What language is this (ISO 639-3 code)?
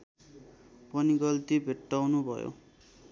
nep